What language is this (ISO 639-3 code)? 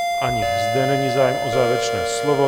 ces